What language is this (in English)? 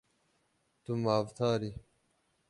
Kurdish